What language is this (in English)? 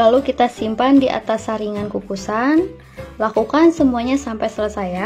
Indonesian